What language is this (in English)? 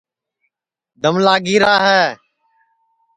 Sansi